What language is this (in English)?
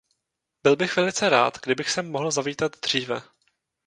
Czech